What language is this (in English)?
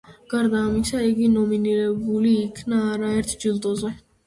Georgian